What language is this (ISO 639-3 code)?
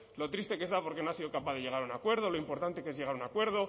spa